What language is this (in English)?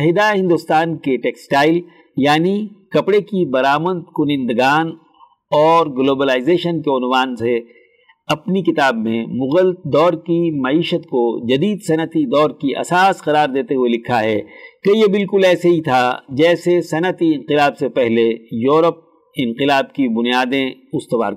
Urdu